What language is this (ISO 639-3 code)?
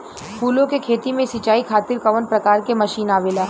bho